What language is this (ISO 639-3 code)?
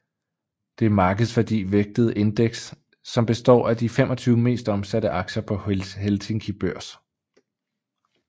dan